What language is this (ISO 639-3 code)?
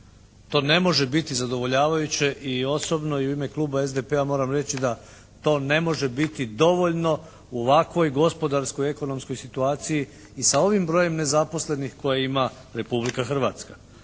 hrv